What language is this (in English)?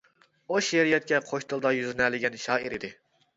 Uyghur